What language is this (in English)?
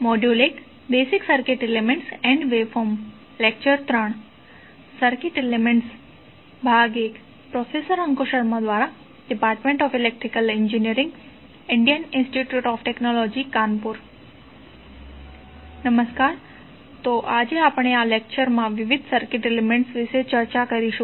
Gujarati